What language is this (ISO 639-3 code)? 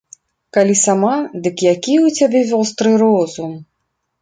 bel